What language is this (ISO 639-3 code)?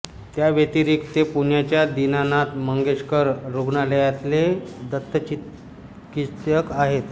mar